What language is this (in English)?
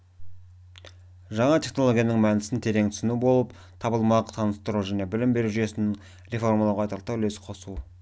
Kazakh